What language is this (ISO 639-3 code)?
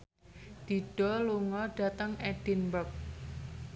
jav